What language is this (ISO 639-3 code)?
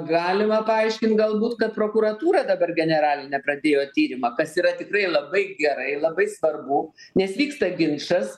lit